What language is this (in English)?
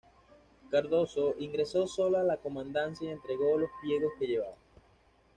Spanish